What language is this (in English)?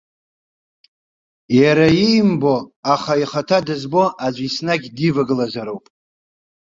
Abkhazian